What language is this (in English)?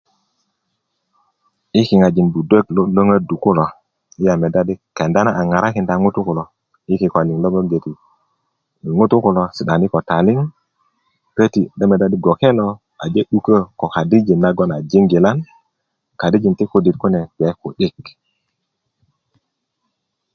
Kuku